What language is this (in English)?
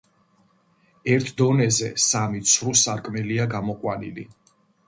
Georgian